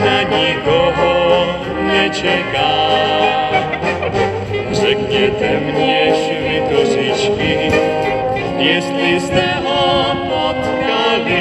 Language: Romanian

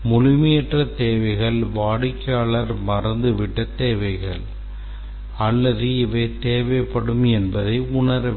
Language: Tamil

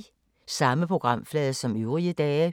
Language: Danish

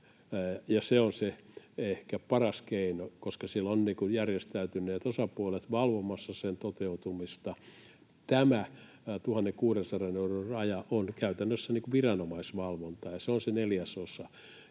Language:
Finnish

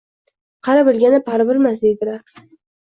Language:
Uzbek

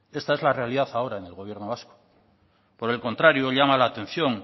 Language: Spanish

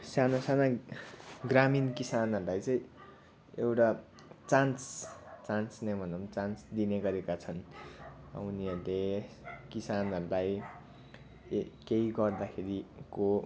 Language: Nepali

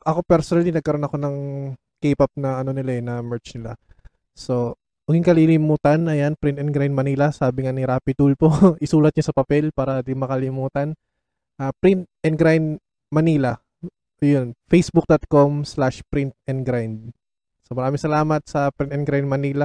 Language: Filipino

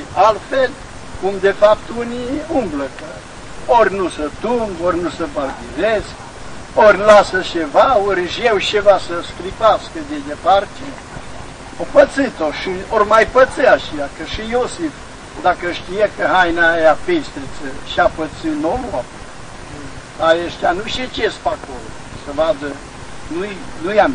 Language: Romanian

